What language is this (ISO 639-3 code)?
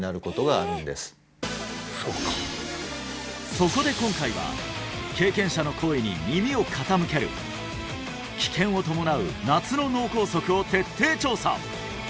jpn